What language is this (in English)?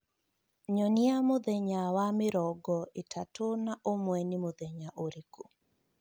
Kikuyu